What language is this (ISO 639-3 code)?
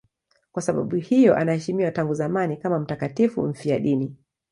swa